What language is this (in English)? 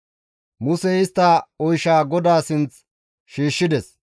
Gamo